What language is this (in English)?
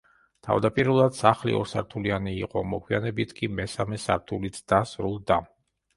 Georgian